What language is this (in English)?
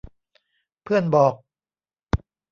Thai